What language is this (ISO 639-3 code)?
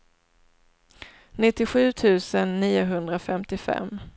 swe